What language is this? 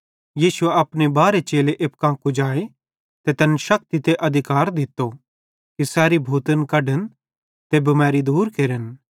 Bhadrawahi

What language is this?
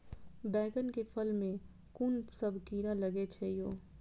Maithili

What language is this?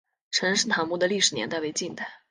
Chinese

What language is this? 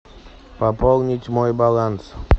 Russian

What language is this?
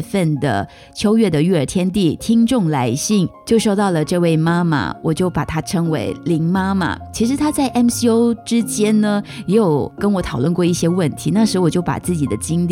Chinese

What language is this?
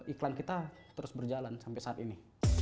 Indonesian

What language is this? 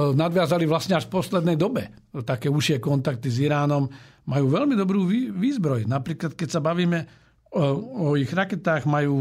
Slovak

